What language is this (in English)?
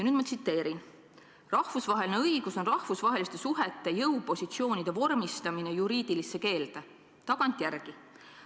Estonian